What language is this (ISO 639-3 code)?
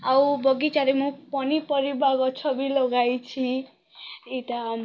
ori